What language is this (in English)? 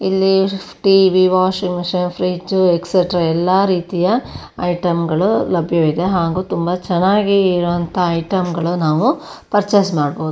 Kannada